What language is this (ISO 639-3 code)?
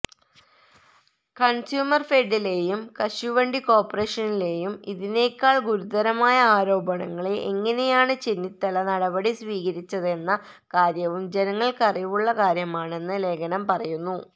mal